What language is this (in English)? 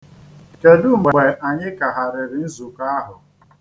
Igbo